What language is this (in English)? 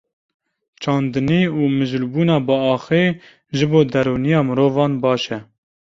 Kurdish